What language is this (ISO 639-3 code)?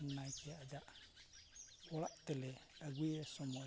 sat